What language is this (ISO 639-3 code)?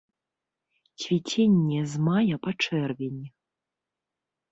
bel